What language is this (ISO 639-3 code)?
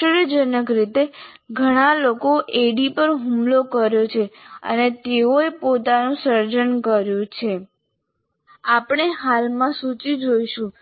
guj